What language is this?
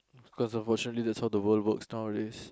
English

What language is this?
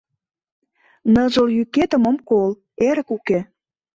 Mari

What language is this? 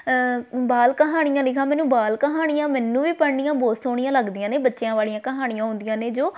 Punjabi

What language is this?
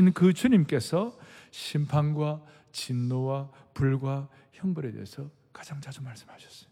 Korean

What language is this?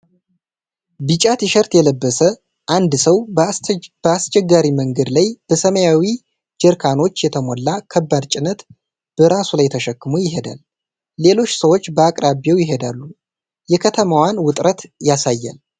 Amharic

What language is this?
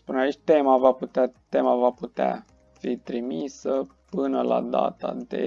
Romanian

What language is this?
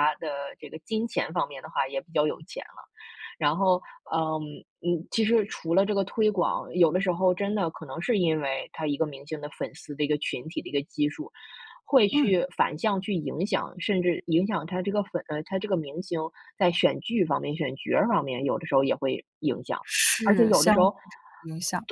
Chinese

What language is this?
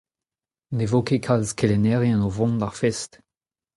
Breton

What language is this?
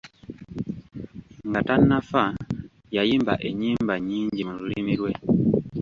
Ganda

